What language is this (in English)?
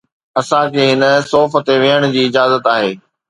Sindhi